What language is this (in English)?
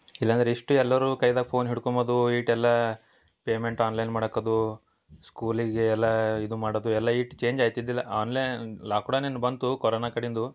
Kannada